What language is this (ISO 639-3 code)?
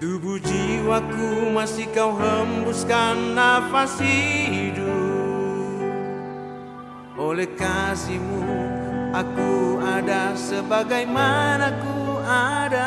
ind